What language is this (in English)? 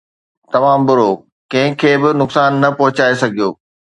Sindhi